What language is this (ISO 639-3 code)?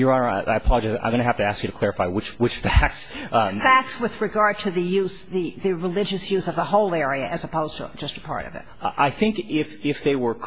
eng